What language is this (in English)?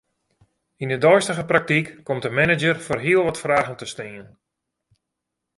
Western Frisian